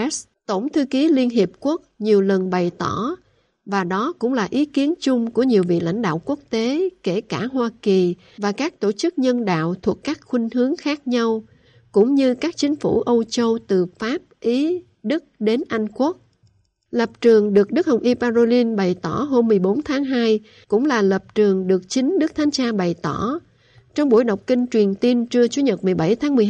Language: Vietnamese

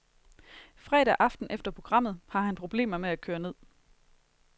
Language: Danish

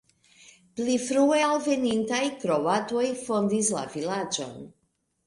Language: Esperanto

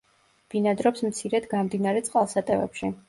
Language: Georgian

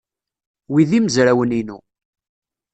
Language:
Kabyle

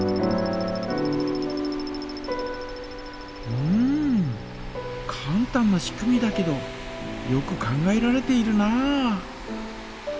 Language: Japanese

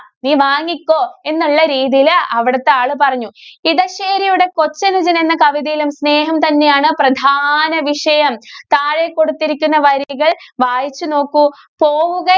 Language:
Malayalam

